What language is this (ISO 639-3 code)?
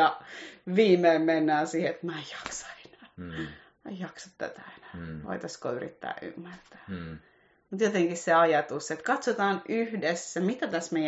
fin